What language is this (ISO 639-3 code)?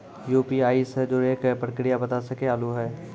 mai